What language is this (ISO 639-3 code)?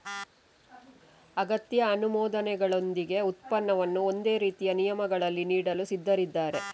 kan